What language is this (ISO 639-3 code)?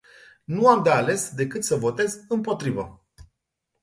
ron